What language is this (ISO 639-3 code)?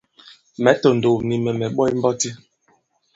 abb